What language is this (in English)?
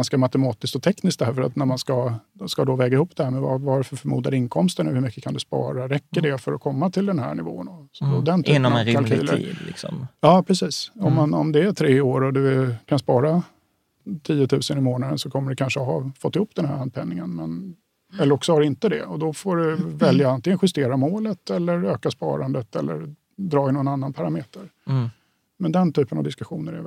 Swedish